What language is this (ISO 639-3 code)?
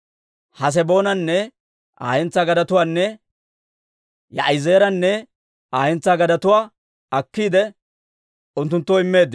dwr